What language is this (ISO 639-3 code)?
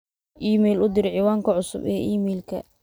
som